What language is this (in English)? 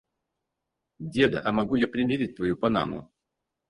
Russian